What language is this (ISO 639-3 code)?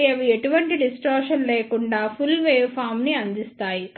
tel